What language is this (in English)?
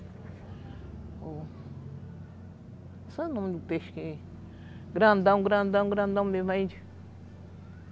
Portuguese